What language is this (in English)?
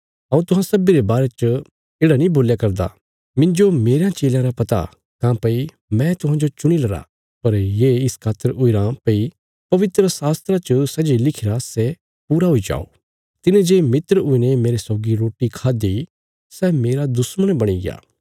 Bilaspuri